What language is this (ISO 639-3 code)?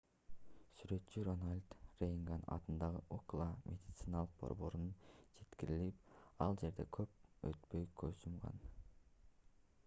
kir